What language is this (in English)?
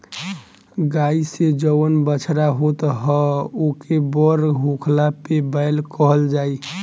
Bhojpuri